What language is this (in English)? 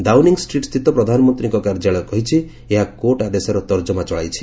Odia